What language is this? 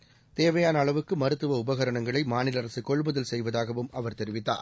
Tamil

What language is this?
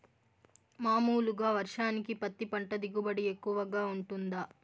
Telugu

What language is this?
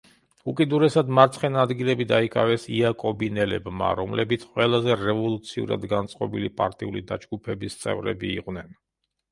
Georgian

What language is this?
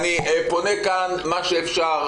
Hebrew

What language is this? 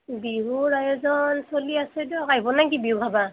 Assamese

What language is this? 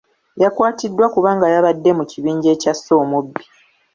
Ganda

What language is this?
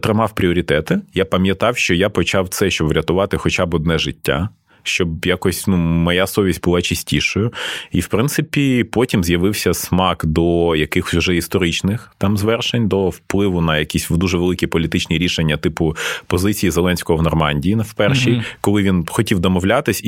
Ukrainian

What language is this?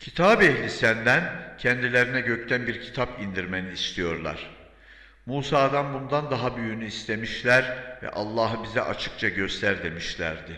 Turkish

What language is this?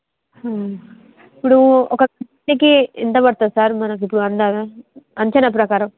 Telugu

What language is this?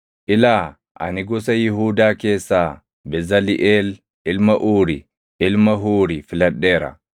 Oromo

